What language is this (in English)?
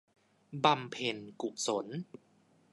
Thai